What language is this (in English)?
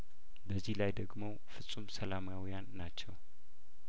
Amharic